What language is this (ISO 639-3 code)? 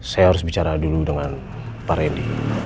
ind